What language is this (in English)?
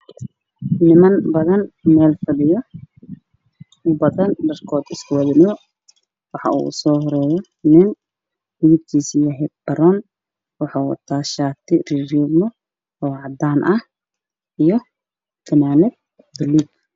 Somali